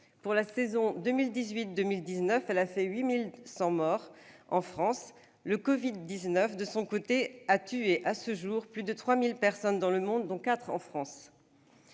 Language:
French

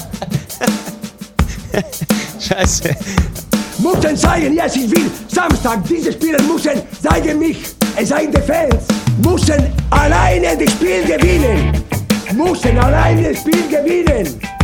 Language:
Croatian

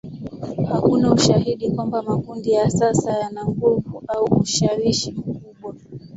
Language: Swahili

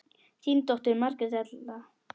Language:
Icelandic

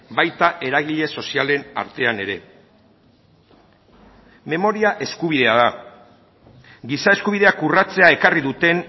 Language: Basque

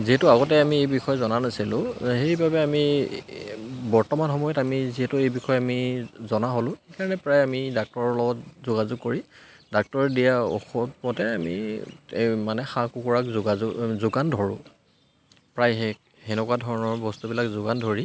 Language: Assamese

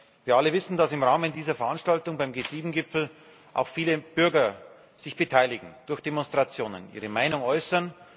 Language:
German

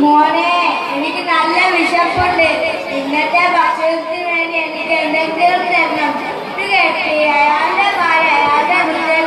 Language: Thai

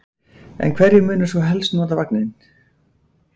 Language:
Icelandic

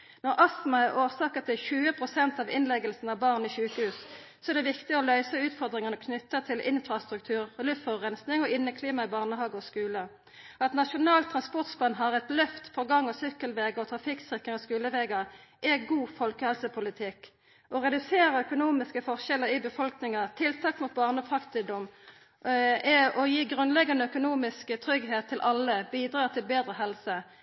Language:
Norwegian Nynorsk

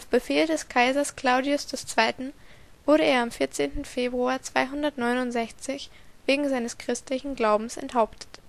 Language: German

